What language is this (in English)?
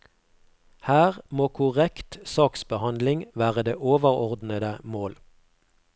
Norwegian